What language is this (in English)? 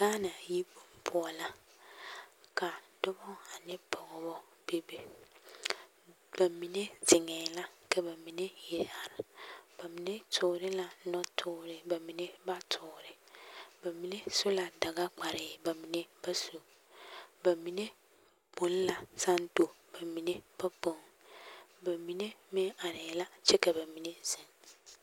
Southern Dagaare